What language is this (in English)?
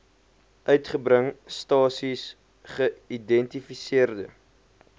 Afrikaans